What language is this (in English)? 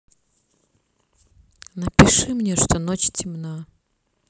Russian